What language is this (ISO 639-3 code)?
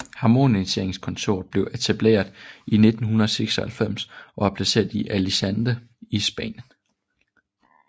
dan